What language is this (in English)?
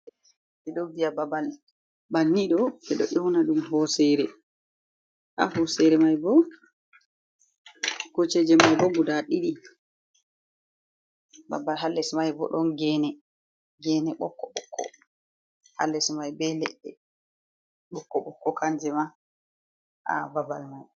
Fula